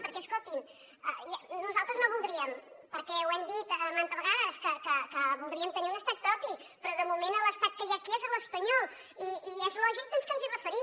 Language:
Catalan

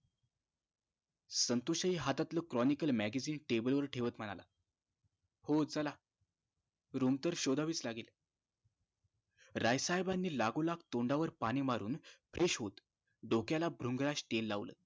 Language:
Marathi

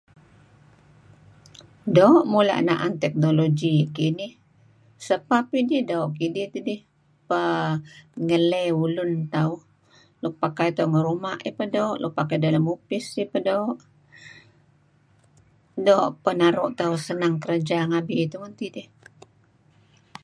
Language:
Kelabit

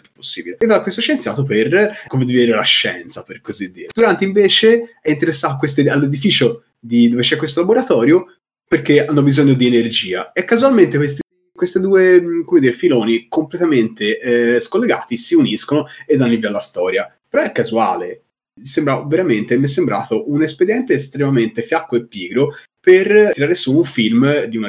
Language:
Italian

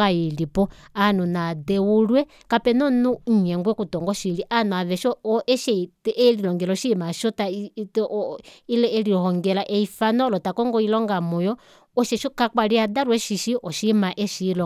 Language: Kuanyama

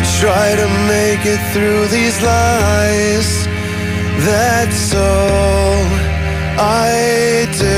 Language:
Greek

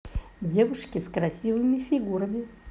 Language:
Russian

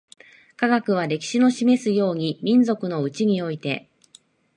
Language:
Japanese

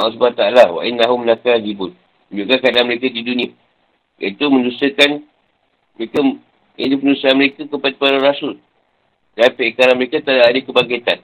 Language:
Malay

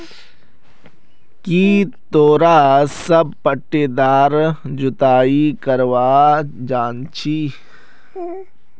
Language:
Magahi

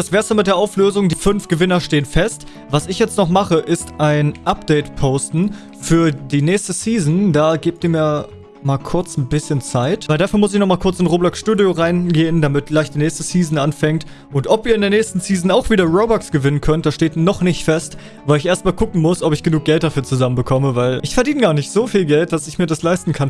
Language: German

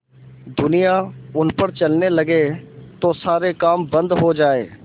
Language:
Hindi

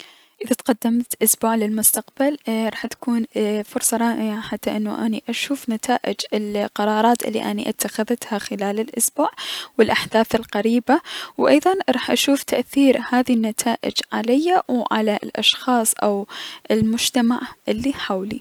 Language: Mesopotamian Arabic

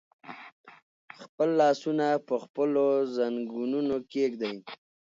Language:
Pashto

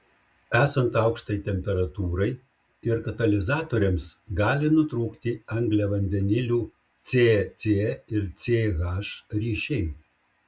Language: Lithuanian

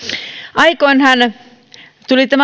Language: Finnish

